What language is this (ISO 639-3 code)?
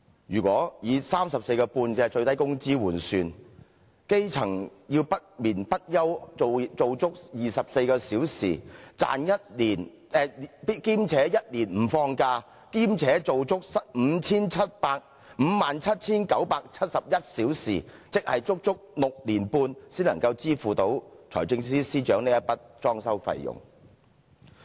yue